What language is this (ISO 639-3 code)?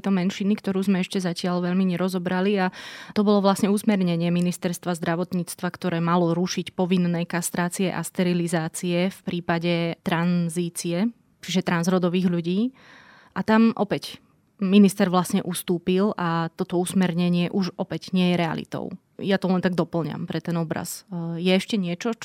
slk